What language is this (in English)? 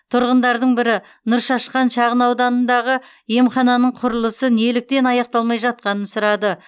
Kazakh